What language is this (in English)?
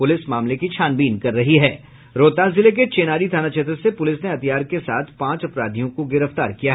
Hindi